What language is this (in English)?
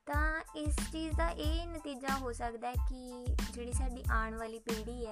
Punjabi